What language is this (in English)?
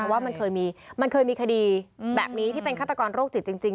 Thai